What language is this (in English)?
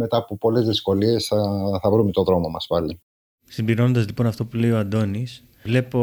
Greek